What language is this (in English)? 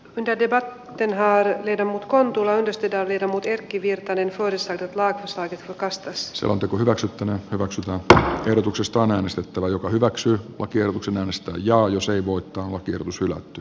Finnish